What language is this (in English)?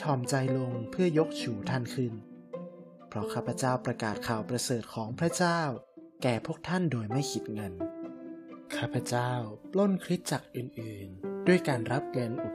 Thai